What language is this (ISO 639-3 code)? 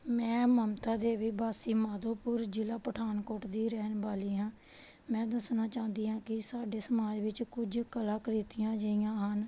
pan